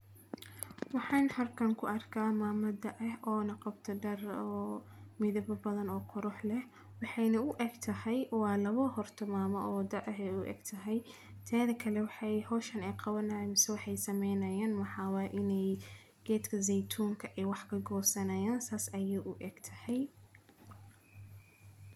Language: Somali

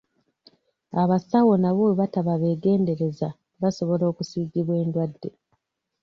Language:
Ganda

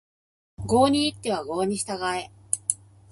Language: Japanese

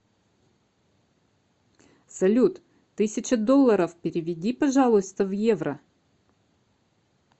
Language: Russian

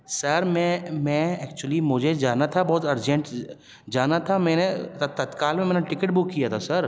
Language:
Urdu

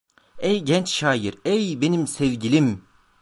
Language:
Turkish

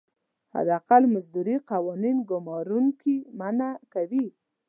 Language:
Pashto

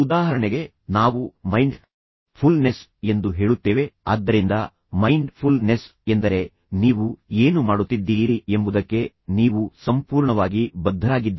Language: Kannada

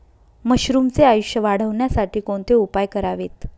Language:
Marathi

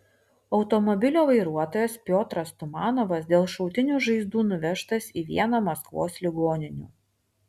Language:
Lithuanian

